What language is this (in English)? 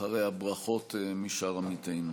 Hebrew